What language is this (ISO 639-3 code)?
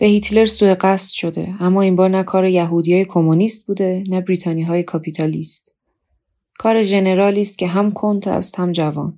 fas